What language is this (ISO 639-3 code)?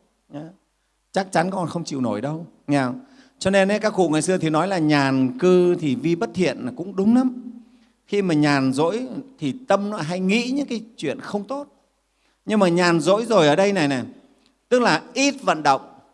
vie